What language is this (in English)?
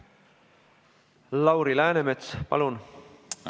Estonian